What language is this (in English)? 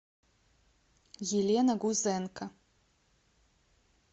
Russian